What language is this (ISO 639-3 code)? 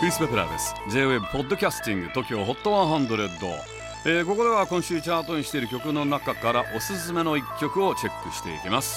jpn